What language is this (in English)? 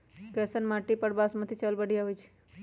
Magahi